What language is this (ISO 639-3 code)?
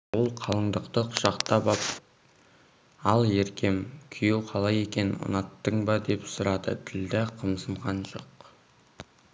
kaz